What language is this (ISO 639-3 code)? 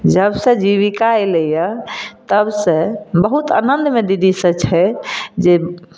mai